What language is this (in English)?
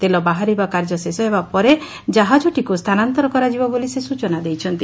Odia